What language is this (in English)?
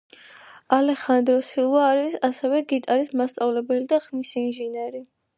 Georgian